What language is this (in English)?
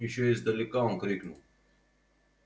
Russian